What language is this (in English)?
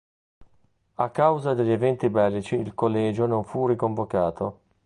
Italian